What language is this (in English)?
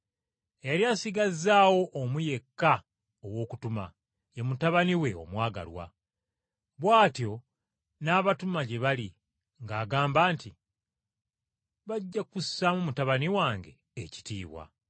Ganda